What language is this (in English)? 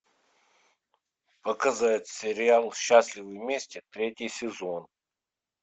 Russian